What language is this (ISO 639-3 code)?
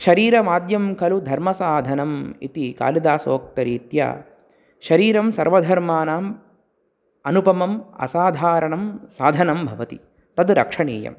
san